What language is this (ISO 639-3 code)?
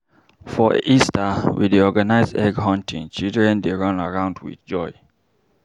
pcm